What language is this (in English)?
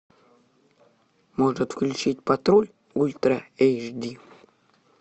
Russian